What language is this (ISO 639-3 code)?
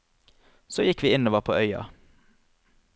nor